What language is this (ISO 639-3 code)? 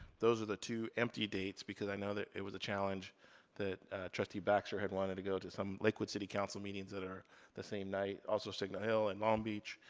eng